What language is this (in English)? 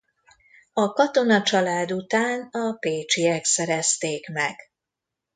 Hungarian